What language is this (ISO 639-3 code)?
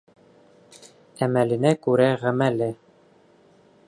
bak